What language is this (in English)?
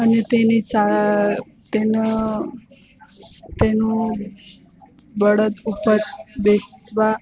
Gujarati